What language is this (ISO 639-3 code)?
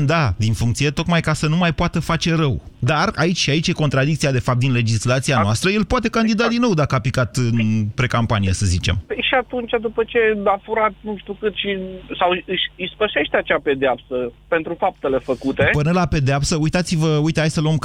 ron